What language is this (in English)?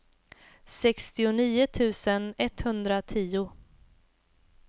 Swedish